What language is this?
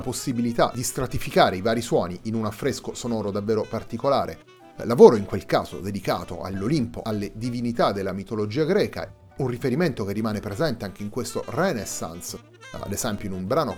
Italian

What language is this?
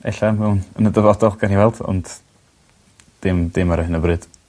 Welsh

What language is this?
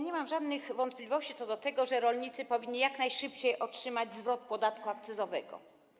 Polish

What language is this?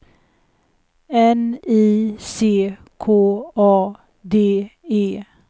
Swedish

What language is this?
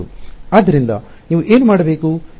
Kannada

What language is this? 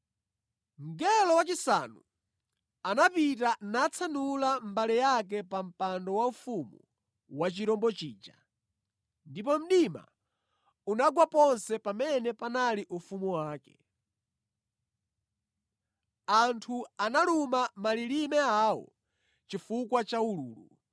Nyanja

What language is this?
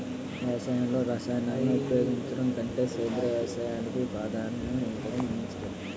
Telugu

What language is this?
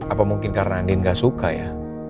Indonesian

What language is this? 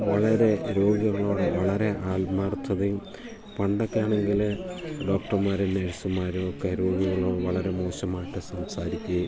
Malayalam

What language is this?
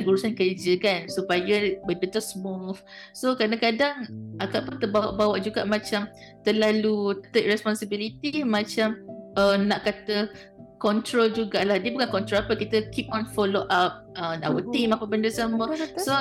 Malay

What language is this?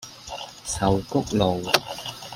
Cantonese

